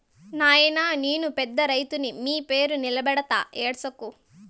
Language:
Telugu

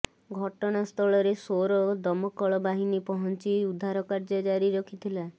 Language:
Odia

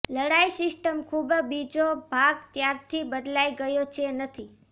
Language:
Gujarati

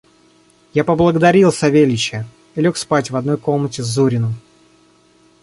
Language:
Russian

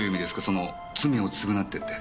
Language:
Japanese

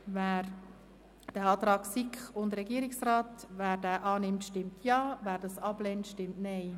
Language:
Swiss German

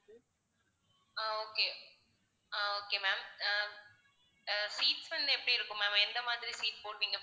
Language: Tamil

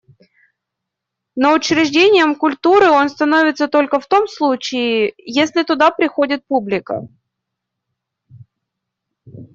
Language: Russian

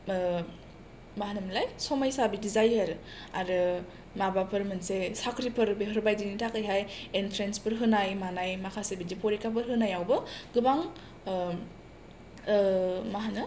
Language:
Bodo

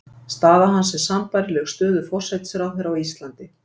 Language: Icelandic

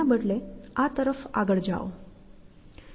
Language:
Gujarati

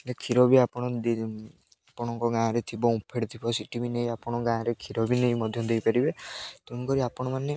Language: Odia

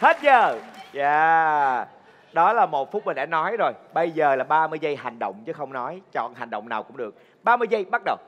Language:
Vietnamese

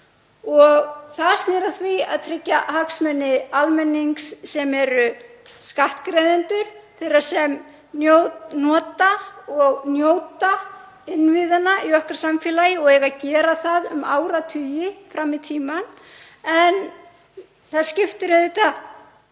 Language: Icelandic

